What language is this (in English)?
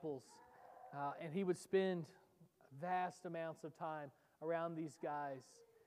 English